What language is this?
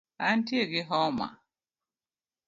Luo (Kenya and Tanzania)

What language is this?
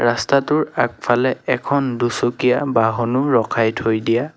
Assamese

